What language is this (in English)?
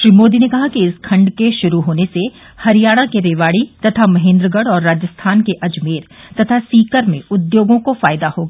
Hindi